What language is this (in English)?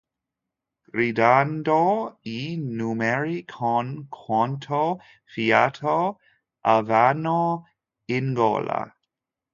Italian